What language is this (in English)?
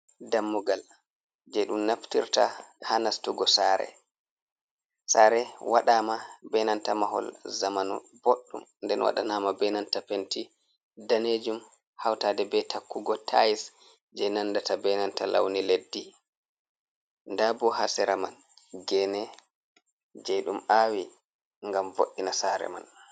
Fula